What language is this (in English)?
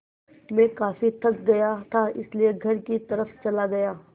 Hindi